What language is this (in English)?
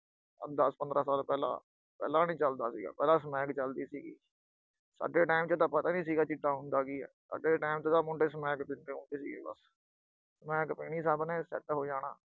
Punjabi